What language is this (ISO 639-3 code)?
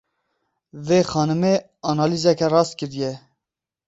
kur